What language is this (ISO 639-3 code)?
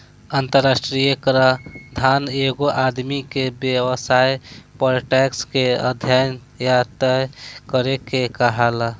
bho